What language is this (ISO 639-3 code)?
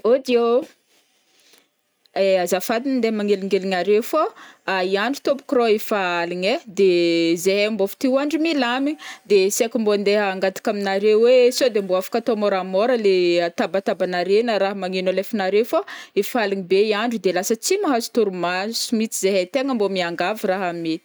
bmm